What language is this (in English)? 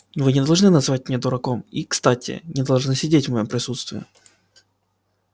Russian